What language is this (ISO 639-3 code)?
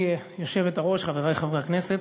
heb